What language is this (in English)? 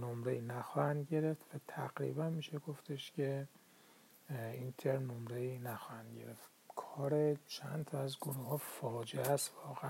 Persian